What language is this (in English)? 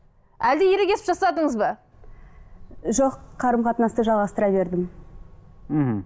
Kazakh